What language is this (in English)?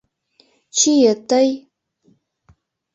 Mari